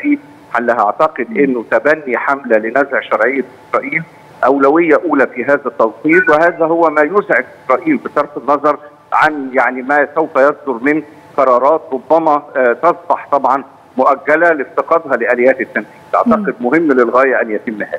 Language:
Arabic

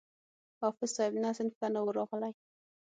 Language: Pashto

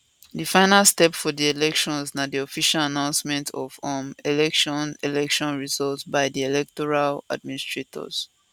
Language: Nigerian Pidgin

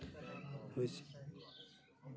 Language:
Santali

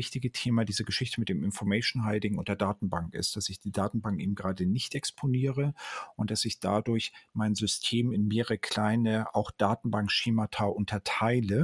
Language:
German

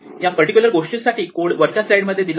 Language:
Marathi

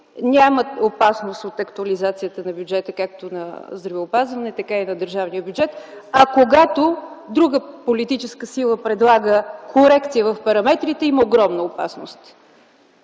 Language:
Bulgarian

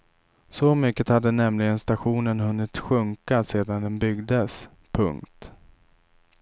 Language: Swedish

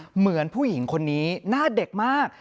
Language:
Thai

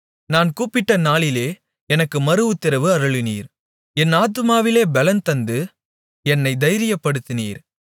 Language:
Tamil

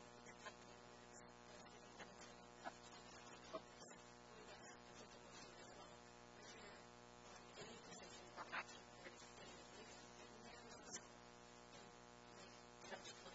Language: English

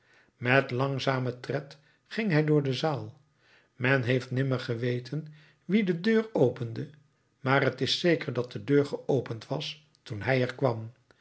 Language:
Dutch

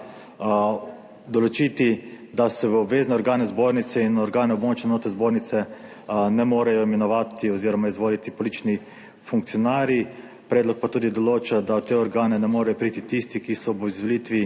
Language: Slovenian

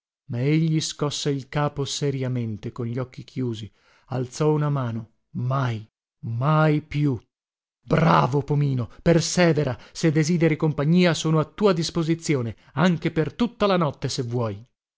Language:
Italian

